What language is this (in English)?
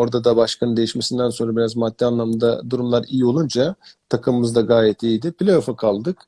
Turkish